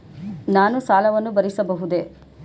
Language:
Kannada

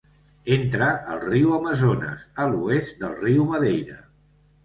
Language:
Catalan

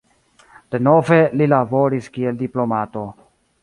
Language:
Esperanto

